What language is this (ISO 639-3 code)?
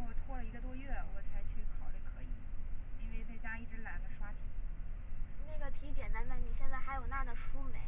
zho